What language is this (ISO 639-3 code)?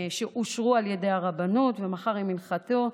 heb